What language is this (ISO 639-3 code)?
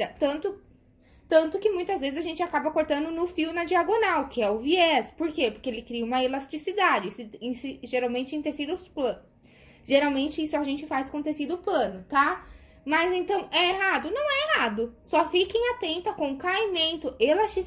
por